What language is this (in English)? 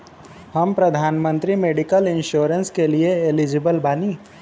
Bhojpuri